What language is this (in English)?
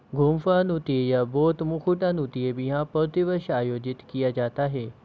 Hindi